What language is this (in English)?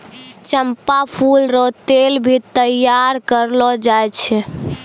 Maithili